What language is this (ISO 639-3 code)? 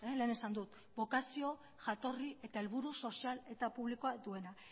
eus